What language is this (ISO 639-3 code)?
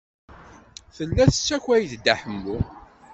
kab